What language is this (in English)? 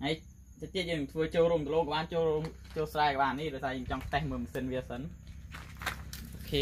Thai